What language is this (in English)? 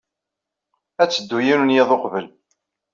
Kabyle